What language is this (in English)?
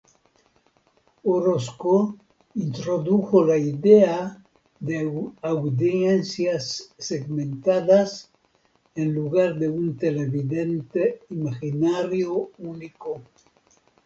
Spanish